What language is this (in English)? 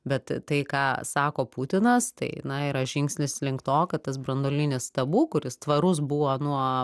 Lithuanian